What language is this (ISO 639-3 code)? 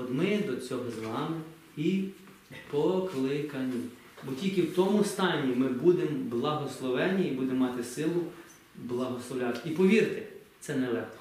ukr